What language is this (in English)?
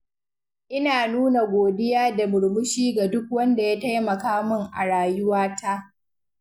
Hausa